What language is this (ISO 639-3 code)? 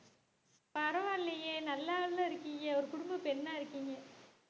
tam